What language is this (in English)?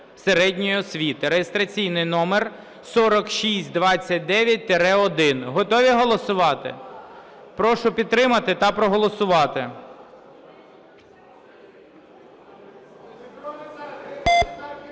Ukrainian